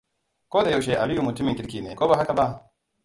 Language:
Hausa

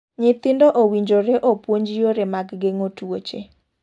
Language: Luo (Kenya and Tanzania)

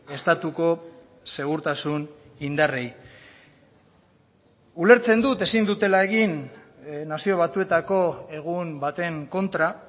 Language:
Basque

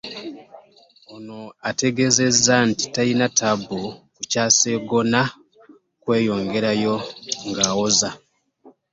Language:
Ganda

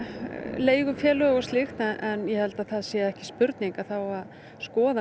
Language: Icelandic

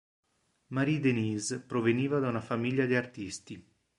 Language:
Italian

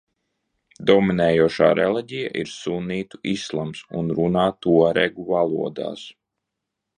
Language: Latvian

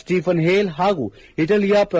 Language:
Kannada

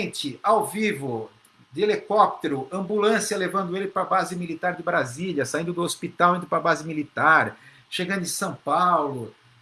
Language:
Portuguese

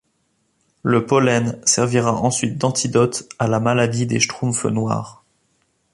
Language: French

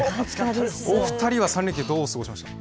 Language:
Japanese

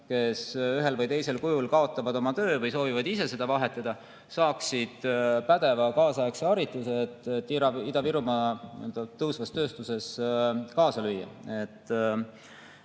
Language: Estonian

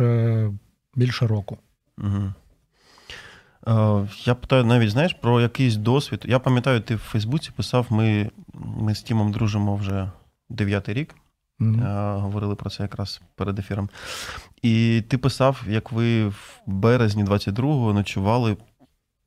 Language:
Ukrainian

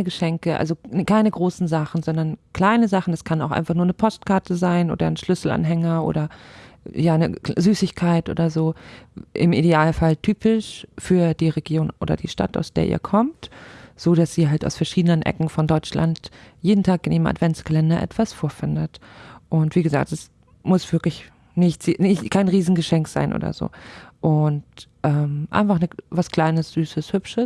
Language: German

